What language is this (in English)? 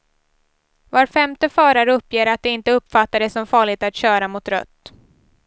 Swedish